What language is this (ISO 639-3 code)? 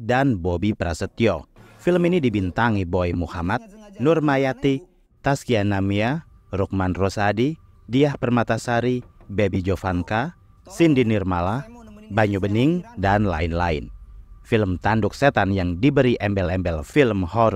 ind